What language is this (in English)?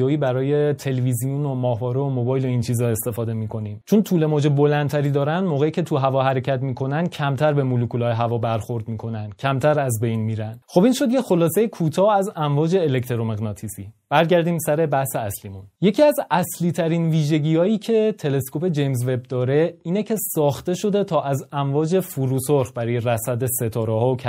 Persian